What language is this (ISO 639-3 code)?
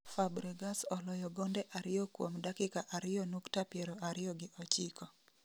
luo